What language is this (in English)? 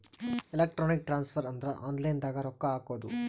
Kannada